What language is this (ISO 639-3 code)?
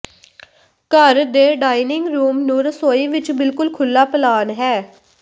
pan